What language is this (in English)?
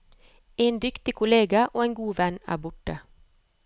Norwegian